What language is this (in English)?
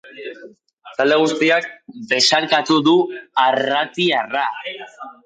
Basque